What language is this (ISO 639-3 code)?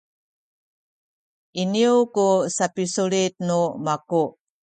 szy